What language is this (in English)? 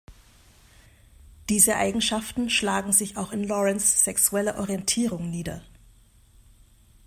German